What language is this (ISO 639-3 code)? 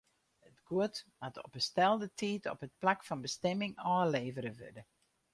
fry